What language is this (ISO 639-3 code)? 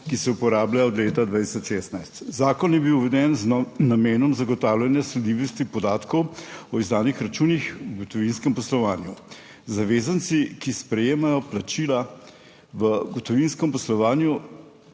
slv